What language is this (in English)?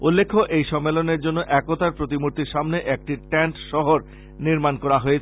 Bangla